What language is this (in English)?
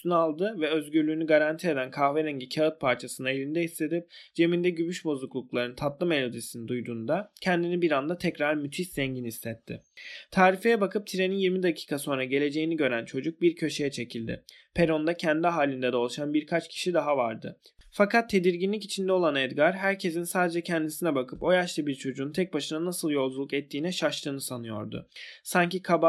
Turkish